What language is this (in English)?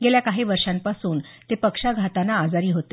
Marathi